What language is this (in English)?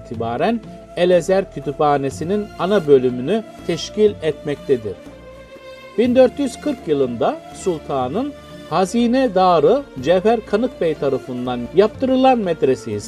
Turkish